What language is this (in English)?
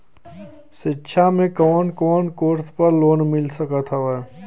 Bhojpuri